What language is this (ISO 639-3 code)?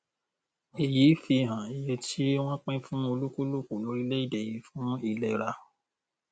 yor